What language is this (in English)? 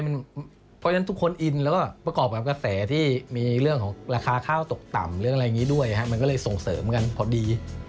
Thai